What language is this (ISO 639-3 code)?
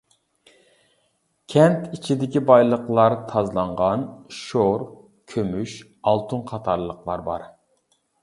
uig